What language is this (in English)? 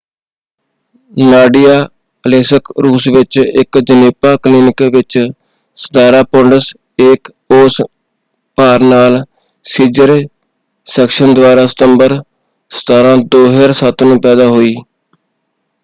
Punjabi